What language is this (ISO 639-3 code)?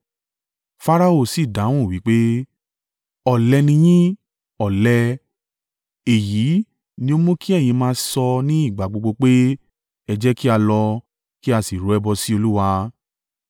yor